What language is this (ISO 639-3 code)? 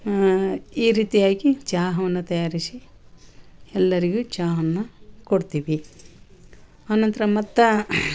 kan